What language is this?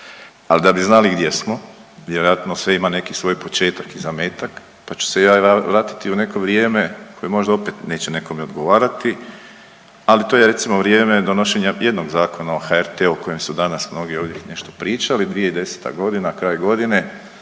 Croatian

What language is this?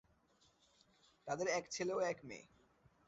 Bangla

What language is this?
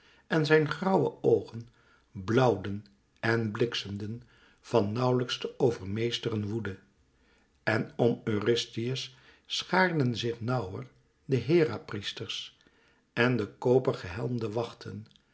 Dutch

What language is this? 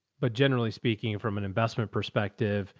English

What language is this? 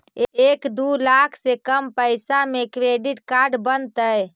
Magahi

